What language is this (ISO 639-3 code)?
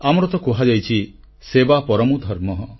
ori